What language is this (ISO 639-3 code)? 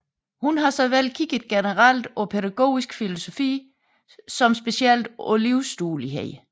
dan